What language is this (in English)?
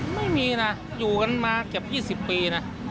Thai